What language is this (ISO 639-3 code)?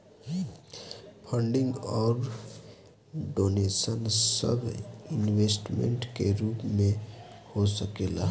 bho